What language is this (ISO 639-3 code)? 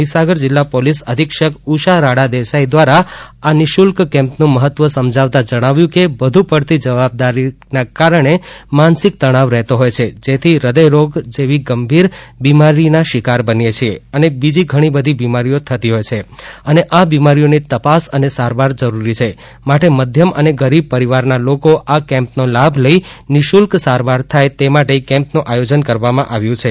guj